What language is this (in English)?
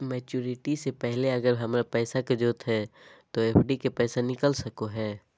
Magahi